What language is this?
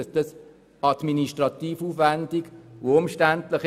Swiss German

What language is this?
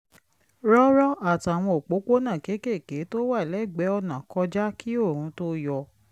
Yoruba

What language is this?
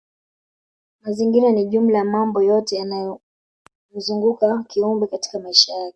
Swahili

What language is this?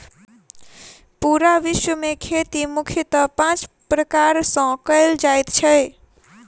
Maithili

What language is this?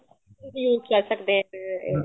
Punjabi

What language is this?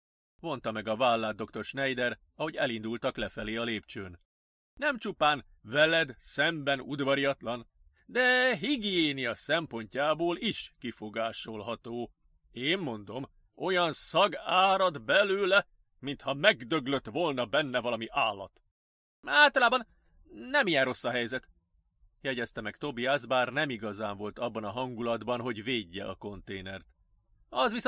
Hungarian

